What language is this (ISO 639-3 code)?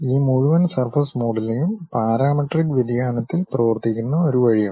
mal